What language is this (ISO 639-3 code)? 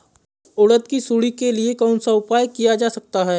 hin